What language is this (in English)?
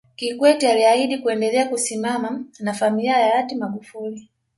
Swahili